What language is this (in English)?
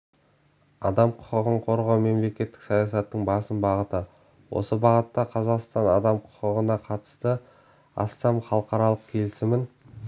Kazakh